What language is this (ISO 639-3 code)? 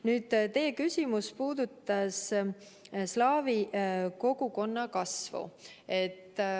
est